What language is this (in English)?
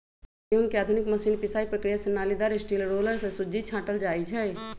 Magahi